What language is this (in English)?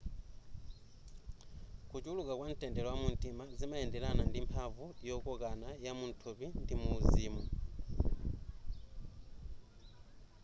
Nyanja